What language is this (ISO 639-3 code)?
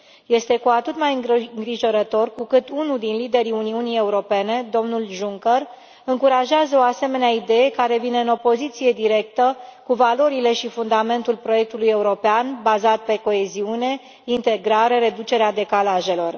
ron